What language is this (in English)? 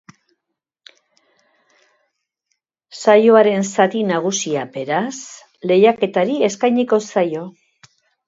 Basque